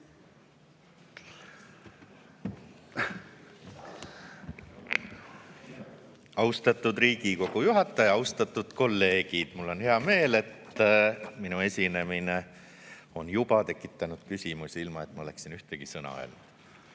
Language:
Estonian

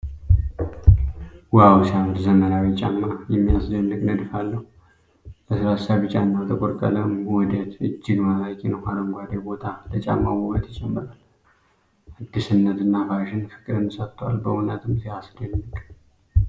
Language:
Amharic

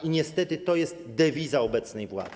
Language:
Polish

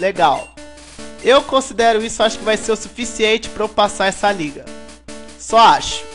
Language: Portuguese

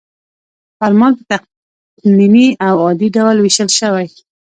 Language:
Pashto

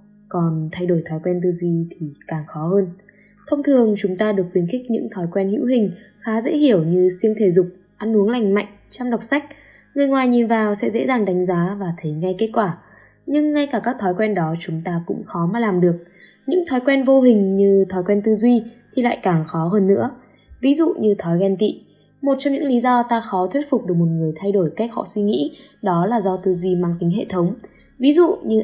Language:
Vietnamese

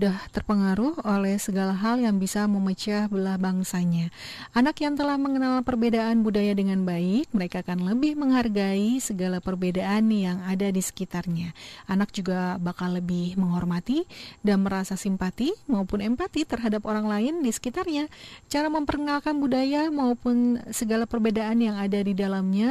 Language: Indonesian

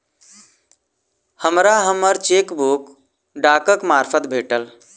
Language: Maithili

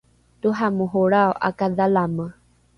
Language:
Rukai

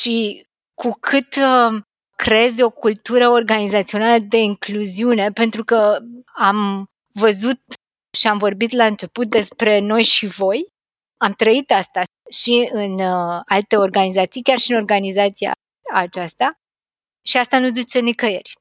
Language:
Romanian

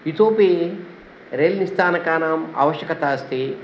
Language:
Sanskrit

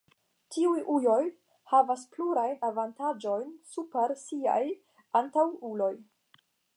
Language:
Esperanto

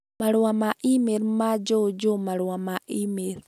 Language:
Kikuyu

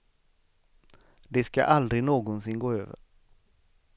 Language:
Swedish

